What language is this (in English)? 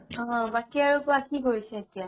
Assamese